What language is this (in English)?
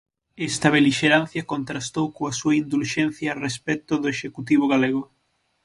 Galician